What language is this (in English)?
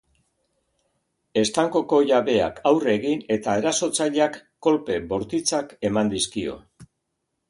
Basque